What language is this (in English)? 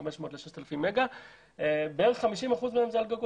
Hebrew